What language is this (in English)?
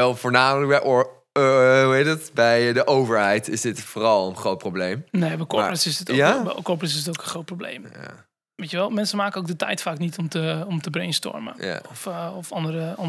Dutch